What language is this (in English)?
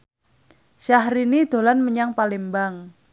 Javanese